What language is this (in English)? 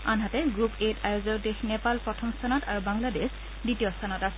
Assamese